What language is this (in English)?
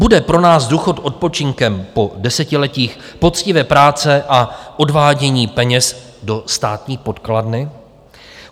Czech